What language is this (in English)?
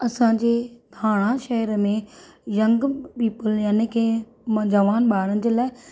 Sindhi